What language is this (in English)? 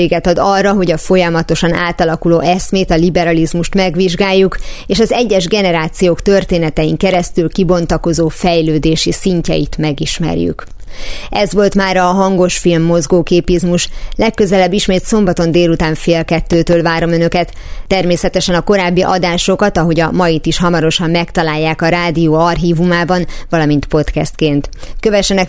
Hungarian